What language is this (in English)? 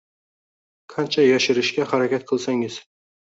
Uzbek